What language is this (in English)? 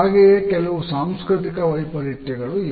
Kannada